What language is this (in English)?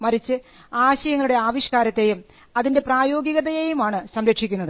Malayalam